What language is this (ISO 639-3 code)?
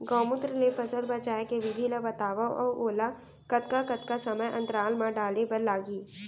hne